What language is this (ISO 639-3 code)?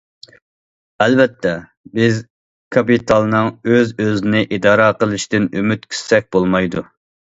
uig